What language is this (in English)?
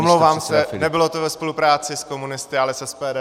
Czech